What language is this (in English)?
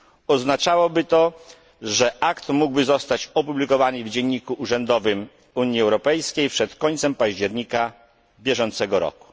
Polish